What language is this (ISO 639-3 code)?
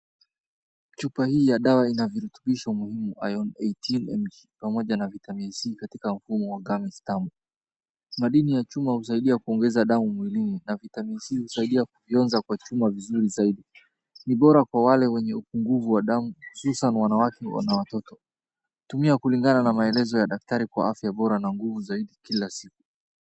swa